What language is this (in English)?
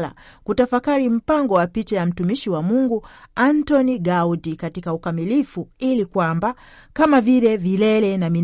Swahili